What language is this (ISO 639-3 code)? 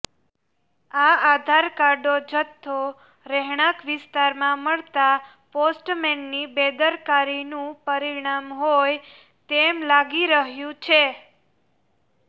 guj